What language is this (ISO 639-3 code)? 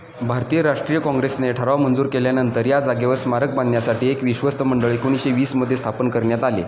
mar